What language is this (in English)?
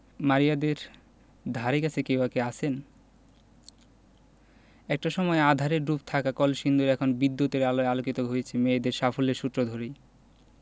Bangla